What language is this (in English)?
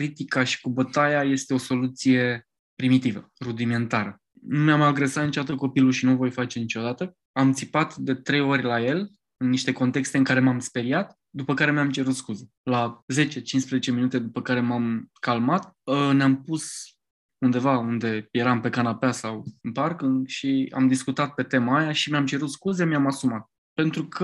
Romanian